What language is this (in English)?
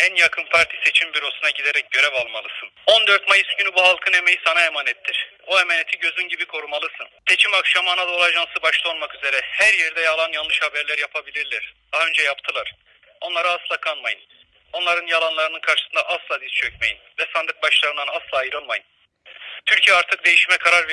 Turkish